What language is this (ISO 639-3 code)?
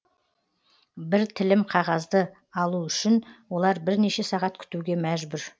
kaz